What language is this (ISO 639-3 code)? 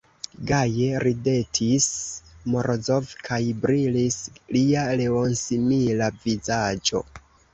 epo